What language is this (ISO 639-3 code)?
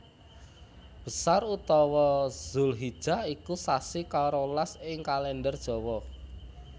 jav